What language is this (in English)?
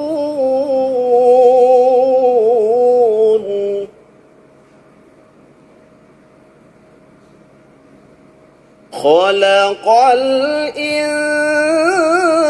Arabic